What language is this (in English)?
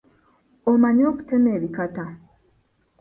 Ganda